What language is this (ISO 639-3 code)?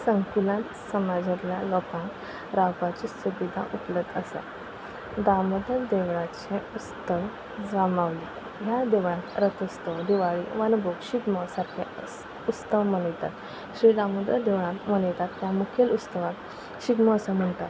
kok